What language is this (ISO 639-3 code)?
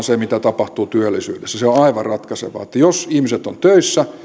fin